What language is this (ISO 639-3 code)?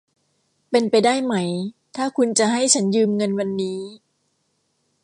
tha